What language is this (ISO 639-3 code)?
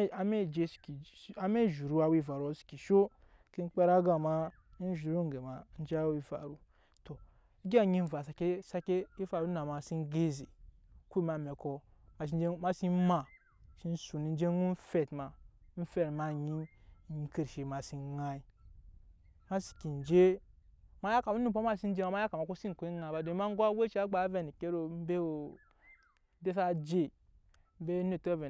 yes